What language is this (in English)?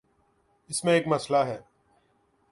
Urdu